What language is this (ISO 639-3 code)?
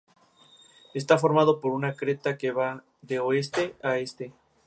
spa